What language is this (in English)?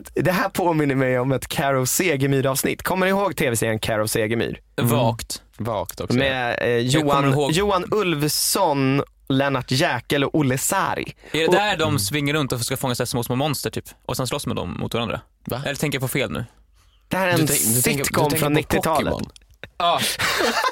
Swedish